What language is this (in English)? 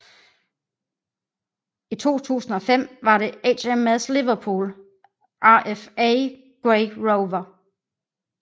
Danish